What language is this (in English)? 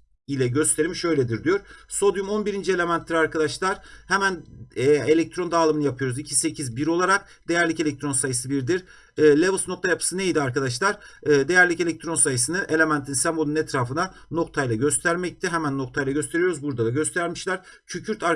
Turkish